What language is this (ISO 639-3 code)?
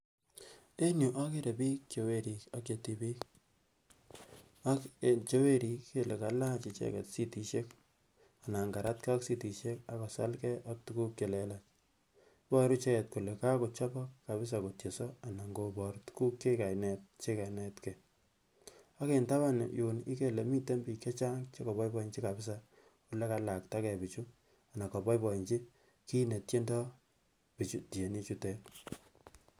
kln